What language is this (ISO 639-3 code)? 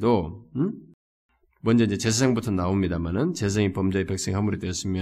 kor